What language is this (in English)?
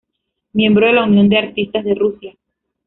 Spanish